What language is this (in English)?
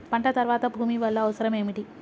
Telugu